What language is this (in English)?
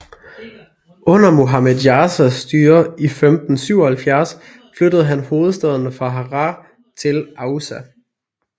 Danish